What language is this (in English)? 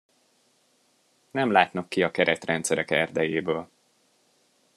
Hungarian